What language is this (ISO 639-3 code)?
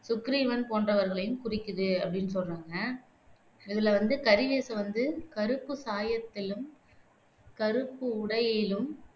tam